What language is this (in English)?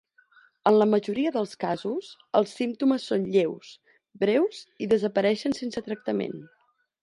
Catalan